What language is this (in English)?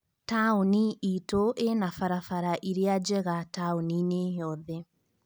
Kikuyu